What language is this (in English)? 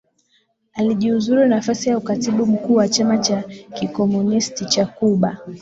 Swahili